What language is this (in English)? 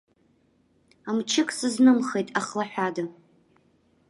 Abkhazian